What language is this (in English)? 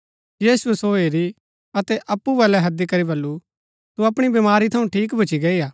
Gaddi